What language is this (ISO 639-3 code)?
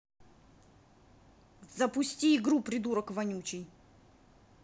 rus